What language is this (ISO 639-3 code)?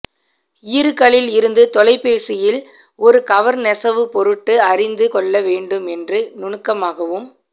tam